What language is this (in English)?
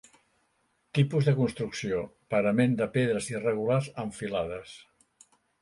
Catalan